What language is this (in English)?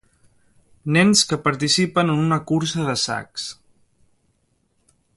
Catalan